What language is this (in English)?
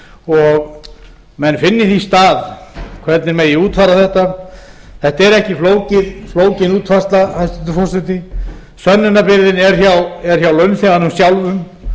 Icelandic